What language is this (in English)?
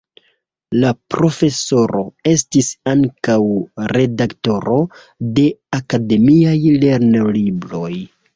Esperanto